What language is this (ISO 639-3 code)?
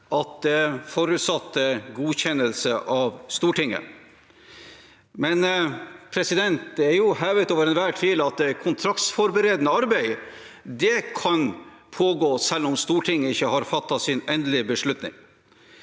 nor